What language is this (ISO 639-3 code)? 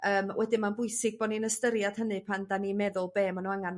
cym